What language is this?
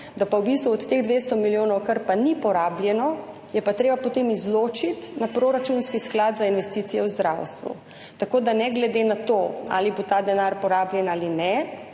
Slovenian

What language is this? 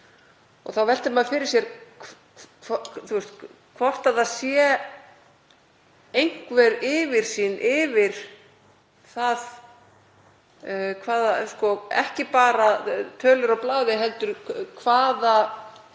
Icelandic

